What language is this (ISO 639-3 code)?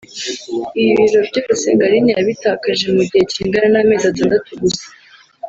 kin